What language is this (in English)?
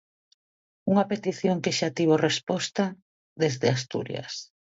Galician